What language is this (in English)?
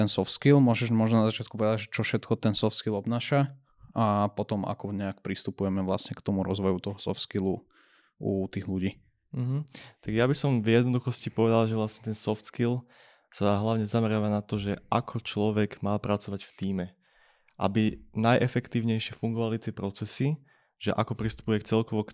Slovak